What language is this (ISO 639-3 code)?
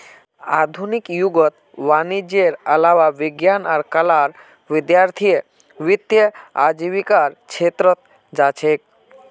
mag